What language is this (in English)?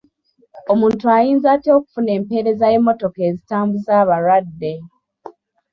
Ganda